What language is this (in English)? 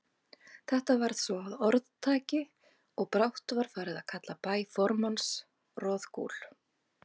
Icelandic